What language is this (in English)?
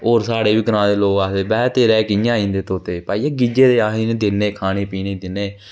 Dogri